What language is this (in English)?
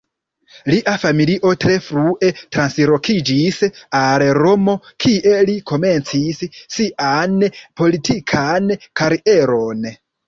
Esperanto